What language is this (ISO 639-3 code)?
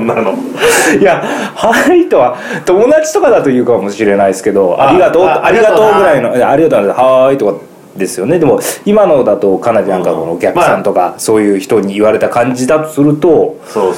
jpn